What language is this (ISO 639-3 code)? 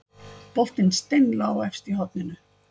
isl